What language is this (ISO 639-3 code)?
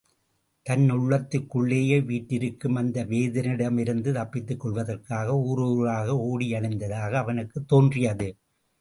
tam